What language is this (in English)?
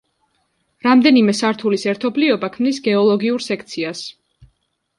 Georgian